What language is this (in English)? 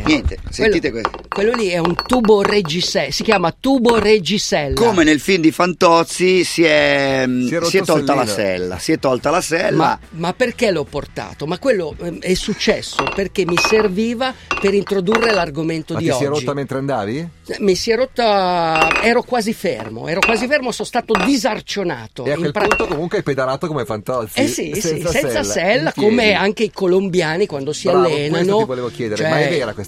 Italian